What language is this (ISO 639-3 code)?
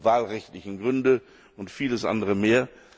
deu